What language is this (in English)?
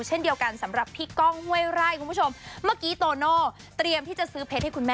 Thai